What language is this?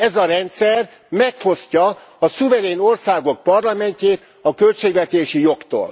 Hungarian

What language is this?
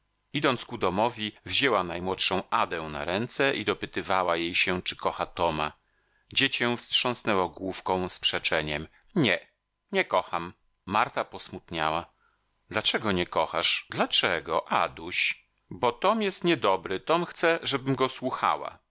Polish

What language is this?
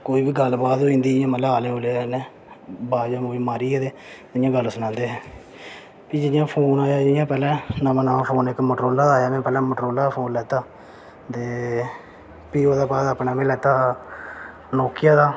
Dogri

